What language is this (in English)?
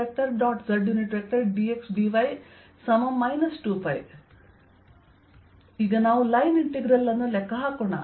Kannada